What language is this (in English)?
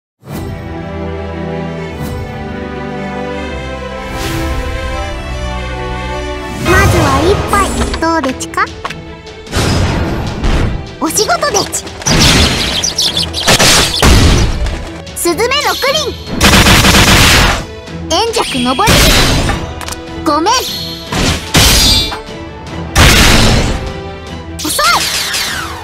Japanese